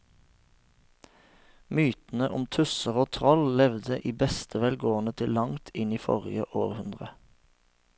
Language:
Norwegian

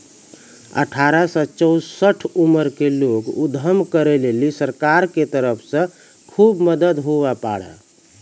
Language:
Maithili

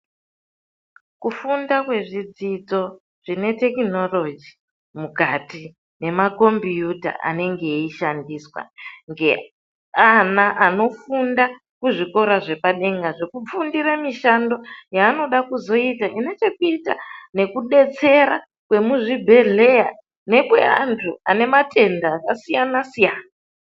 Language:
Ndau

